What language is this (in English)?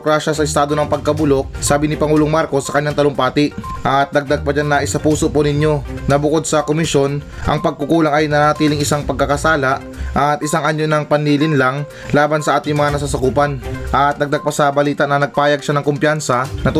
Filipino